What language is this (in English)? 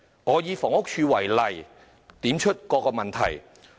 Cantonese